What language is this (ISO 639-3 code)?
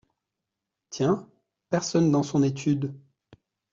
fra